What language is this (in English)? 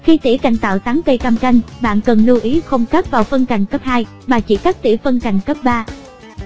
Vietnamese